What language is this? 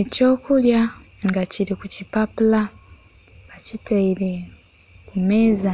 Soga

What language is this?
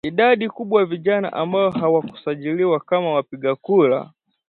Swahili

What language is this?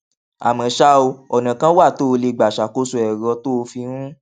Yoruba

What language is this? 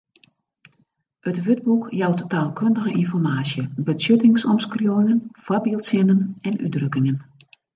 Western Frisian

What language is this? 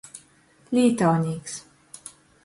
Latgalian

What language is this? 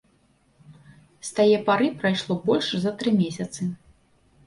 Belarusian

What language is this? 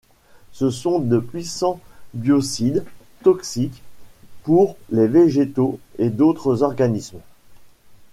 French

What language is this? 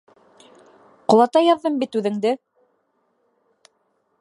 Bashkir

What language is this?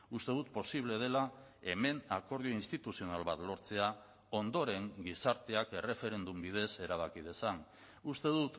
Basque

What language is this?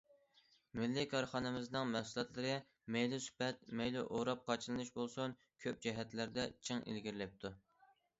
Uyghur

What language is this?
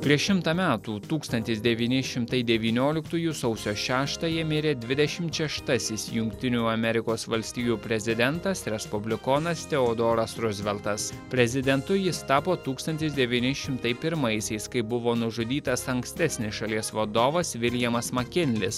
Lithuanian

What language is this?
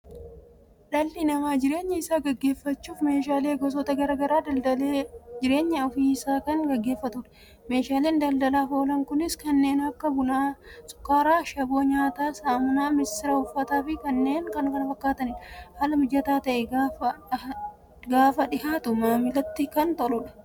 Oromo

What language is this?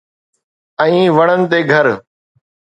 Sindhi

